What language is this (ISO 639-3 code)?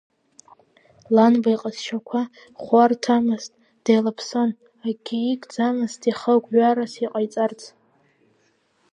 abk